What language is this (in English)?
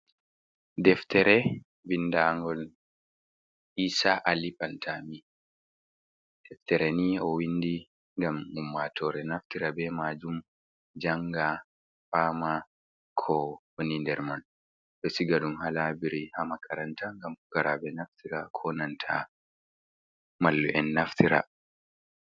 Fula